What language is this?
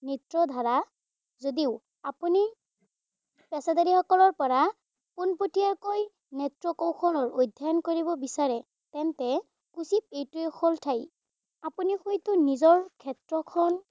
Assamese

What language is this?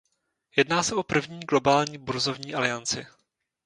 Czech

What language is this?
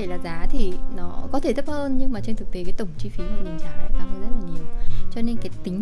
Vietnamese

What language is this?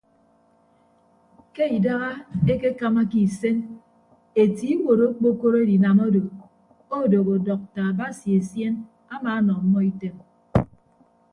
Ibibio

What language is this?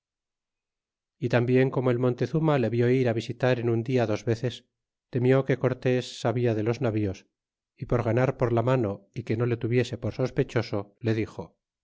Spanish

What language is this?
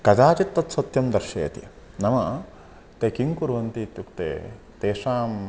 Sanskrit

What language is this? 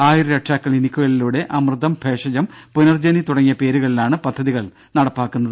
Malayalam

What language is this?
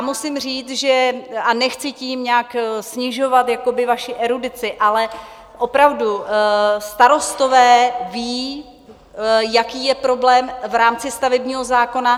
Czech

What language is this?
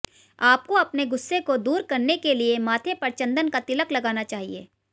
Hindi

